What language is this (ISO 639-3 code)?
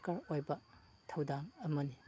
mni